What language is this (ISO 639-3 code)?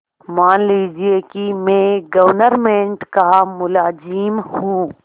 hin